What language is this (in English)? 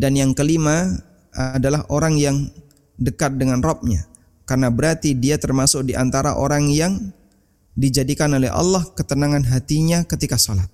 Indonesian